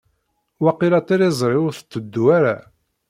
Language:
Kabyle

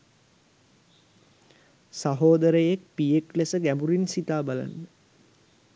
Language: Sinhala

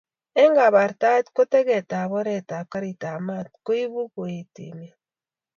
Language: Kalenjin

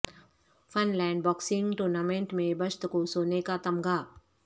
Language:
Urdu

